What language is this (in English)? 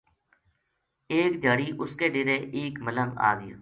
Gujari